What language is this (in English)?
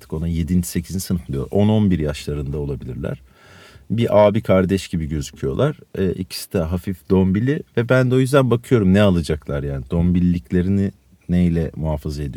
Turkish